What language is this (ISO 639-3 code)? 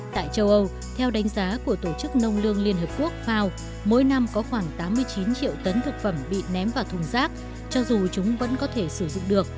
vie